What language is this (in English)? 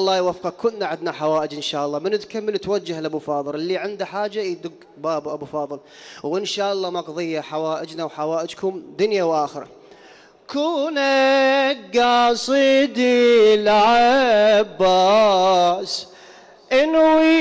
Arabic